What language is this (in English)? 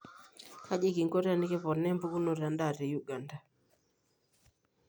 Masai